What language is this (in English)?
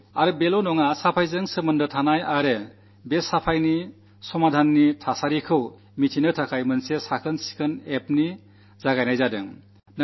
Malayalam